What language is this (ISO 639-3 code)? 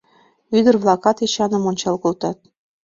chm